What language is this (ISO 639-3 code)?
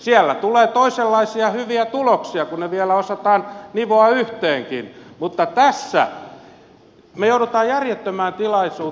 fin